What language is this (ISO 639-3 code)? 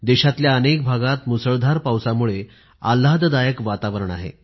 mar